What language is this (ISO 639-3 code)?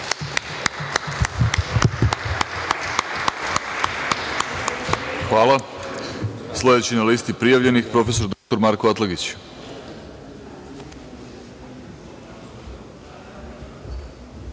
srp